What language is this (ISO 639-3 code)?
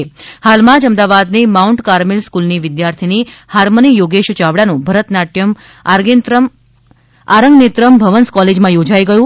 guj